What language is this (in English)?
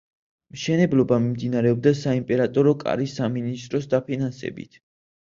Georgian